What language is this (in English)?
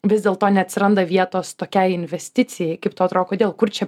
Lithuanian